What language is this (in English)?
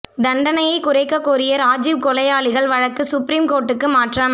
Tamil